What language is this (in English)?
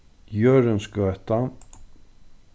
Faroese